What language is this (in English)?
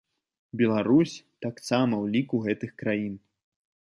Belarusian